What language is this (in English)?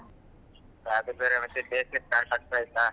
Kannada